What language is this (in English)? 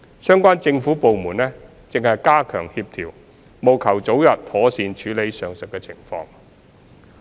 Cantonese